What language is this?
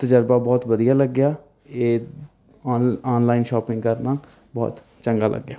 Punjabi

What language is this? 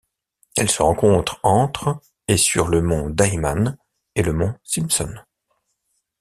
French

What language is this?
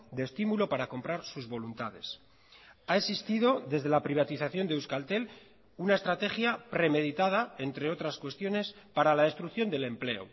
Spanish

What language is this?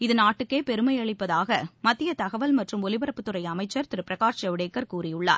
Tamil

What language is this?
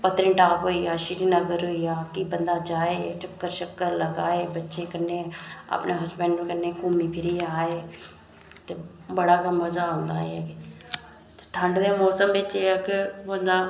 Dogri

